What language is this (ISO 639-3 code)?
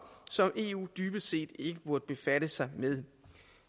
dan